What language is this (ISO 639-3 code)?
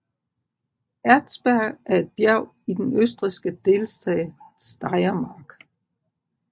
dan